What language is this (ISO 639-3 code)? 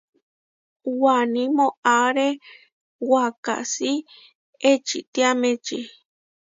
var